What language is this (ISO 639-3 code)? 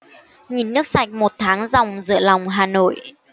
vie